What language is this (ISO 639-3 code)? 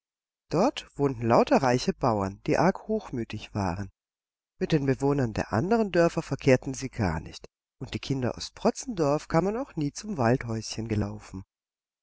deu